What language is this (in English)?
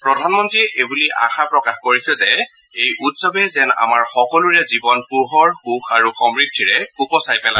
Assamese